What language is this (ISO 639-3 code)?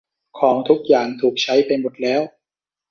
tha